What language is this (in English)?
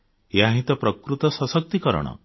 Odia